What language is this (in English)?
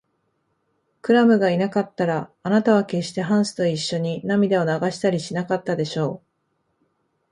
Japanese